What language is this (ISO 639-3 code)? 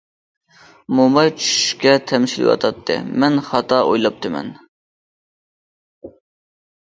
uig